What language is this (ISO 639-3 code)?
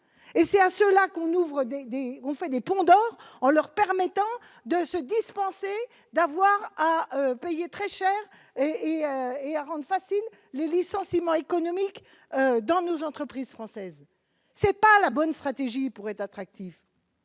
fra